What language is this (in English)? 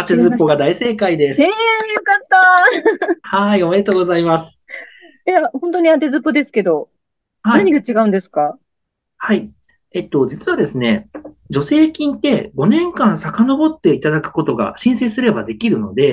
Japanese